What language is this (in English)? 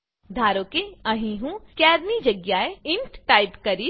Gujarati